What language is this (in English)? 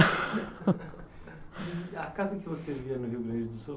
Portuguese